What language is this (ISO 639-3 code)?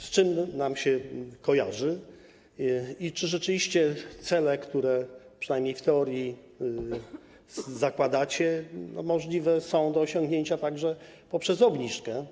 pol